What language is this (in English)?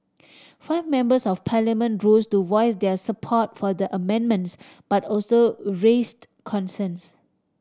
English